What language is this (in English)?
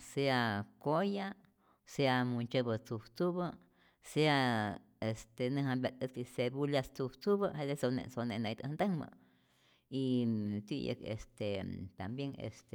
Rayón Zoque